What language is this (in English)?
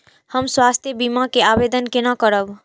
Maithili